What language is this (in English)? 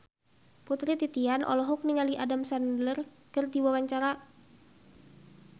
Sundanese